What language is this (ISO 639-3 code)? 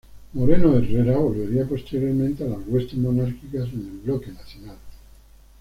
spa